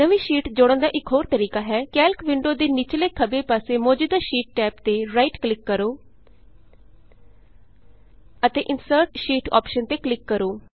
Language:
Punjabi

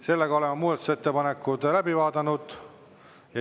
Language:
Estonian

